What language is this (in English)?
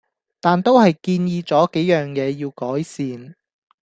Cantonese